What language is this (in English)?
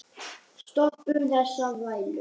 Icelandic